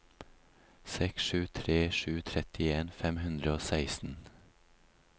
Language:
Norwegian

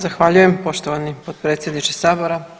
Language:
Croatian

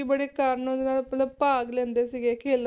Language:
Punjabi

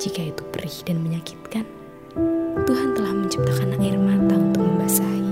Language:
Indonesian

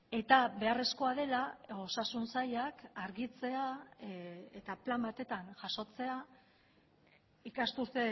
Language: Basque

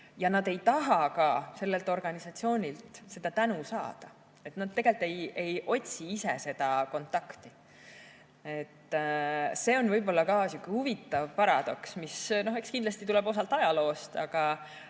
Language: Estonian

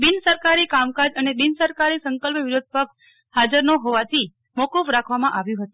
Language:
Gujarati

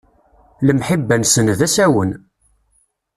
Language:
Kabyle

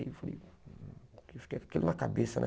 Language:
Portuguese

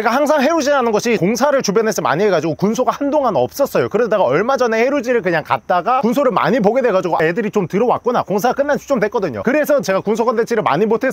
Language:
Korean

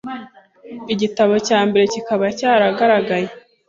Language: Kinyarwanda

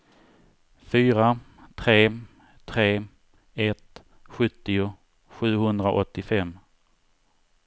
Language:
Swedish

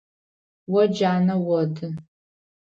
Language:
Adyghe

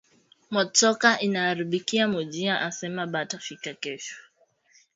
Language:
Swahili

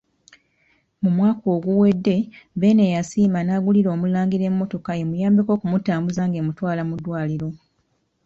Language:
Ganda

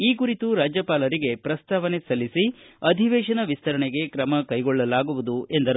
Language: Kannada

